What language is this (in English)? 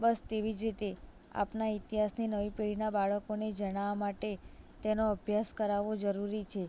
Gujarati